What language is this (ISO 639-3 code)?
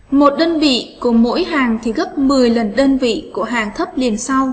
vie